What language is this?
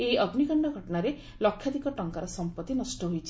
Odia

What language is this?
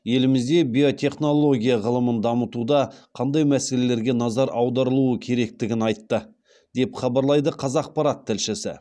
Kazakh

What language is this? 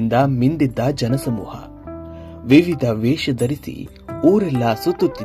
Indonesian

